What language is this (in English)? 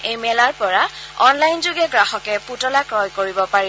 Assamese